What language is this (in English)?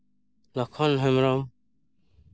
Santali